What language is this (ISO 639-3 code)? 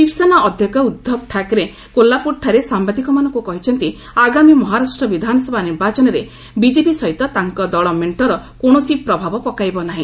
ori